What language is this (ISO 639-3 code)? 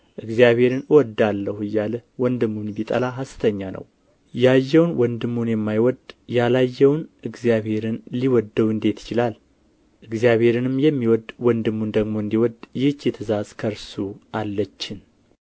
amh